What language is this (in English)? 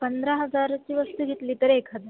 Marathi